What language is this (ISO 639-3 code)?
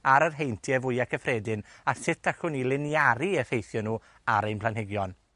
cym